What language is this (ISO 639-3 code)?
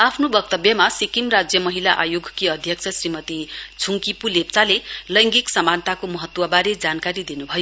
nep